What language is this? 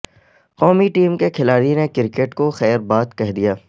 Urdu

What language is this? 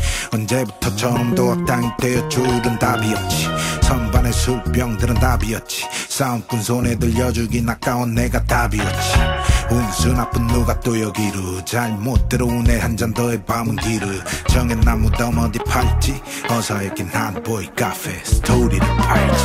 Korean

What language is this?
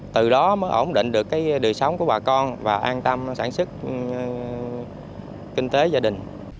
Vietnamese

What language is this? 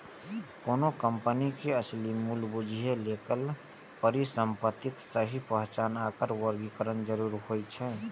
Maithili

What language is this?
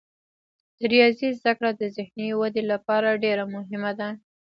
Pashto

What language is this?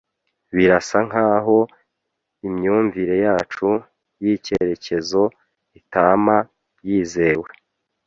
Kinyarwanda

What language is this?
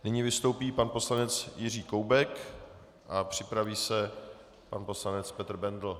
Czech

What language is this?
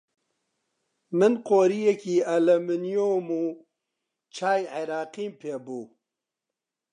Central Kurdish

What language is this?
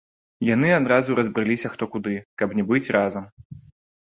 Belarusian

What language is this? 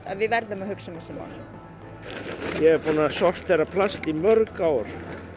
Icelandic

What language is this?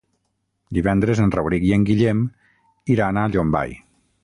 Catalan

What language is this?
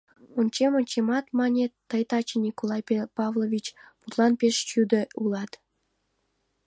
Mari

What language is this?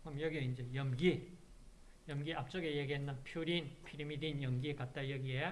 Korean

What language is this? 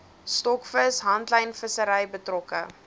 Afrikaans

